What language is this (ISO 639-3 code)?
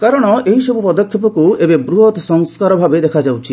ori